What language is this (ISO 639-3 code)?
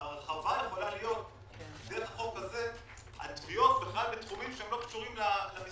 heb